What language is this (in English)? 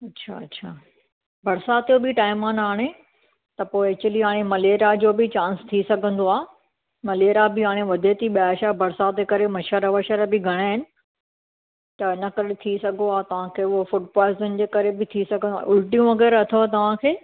Sindhi